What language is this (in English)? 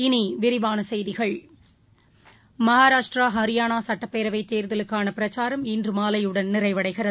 Tamil